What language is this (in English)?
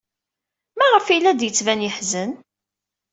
Kabyle